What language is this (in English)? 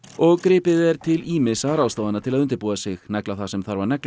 Icelandic